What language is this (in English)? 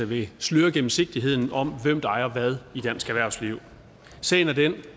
Danish